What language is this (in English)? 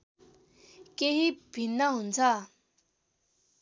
Nepali